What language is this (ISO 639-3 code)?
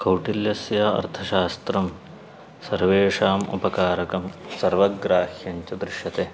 san